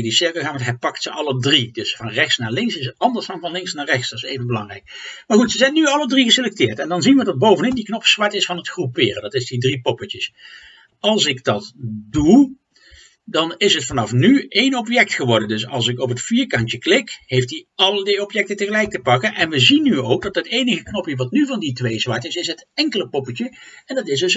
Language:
Dutch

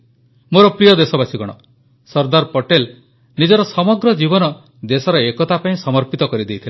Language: Odia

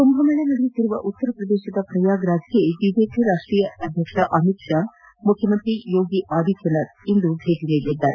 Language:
Kannada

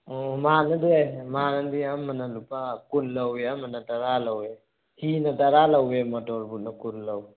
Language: Manipuri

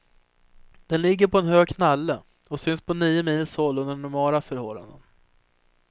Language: Swedish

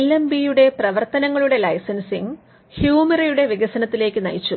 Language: Malayalam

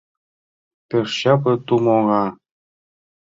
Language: Mari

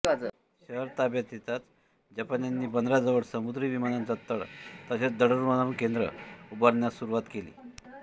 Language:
Marathi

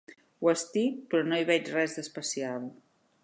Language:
Catalan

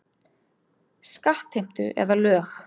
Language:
Icelandic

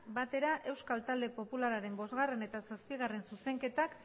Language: Basque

